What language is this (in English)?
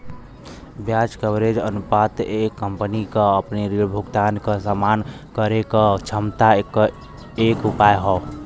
Bhojpuri